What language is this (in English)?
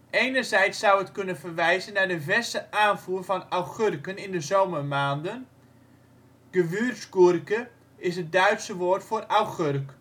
Dutch